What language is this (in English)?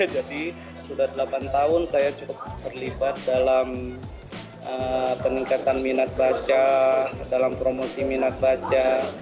Indonesian